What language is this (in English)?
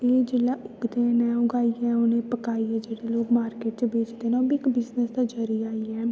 Dogri